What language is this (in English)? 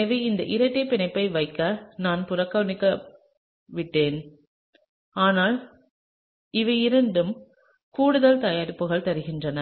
Tamil